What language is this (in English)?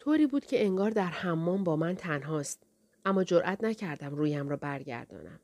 Persian